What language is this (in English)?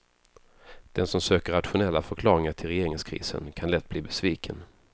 Swedish